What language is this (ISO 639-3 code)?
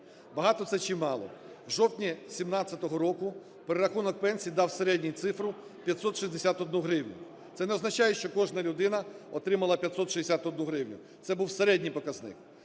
ukr